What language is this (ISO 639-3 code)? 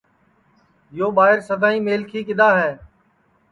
ssi